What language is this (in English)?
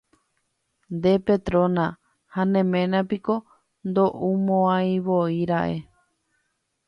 Guarani